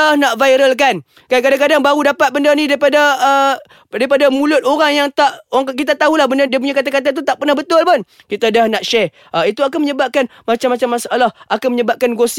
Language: Malay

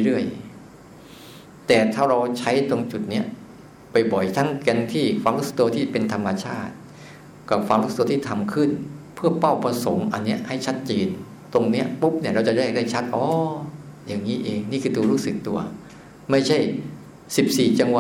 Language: Thai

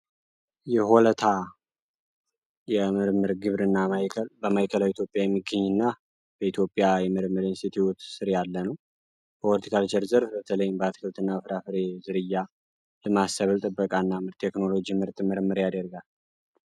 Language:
Amharic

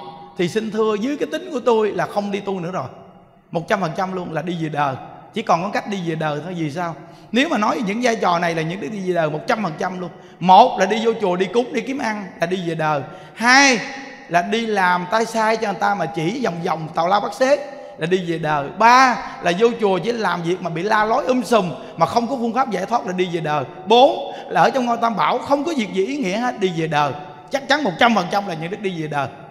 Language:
Vietnamese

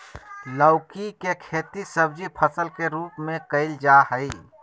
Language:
Magahi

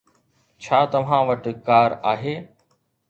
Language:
Sindhi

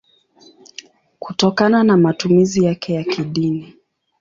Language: Swahili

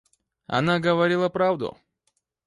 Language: Russian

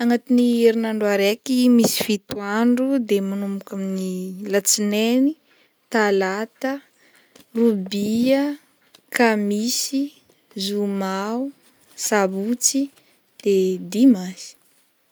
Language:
Northern Betsimisaraka Malagasy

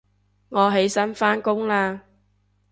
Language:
Cantonese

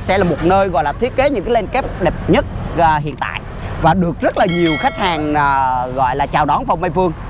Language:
Vietnamese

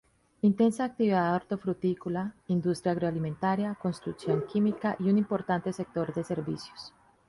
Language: Spanish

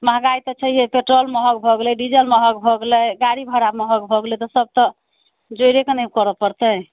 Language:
Maithili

